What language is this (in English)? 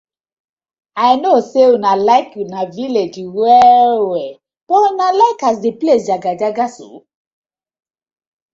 Nigerian Pidgin